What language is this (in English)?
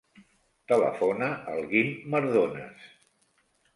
Catalan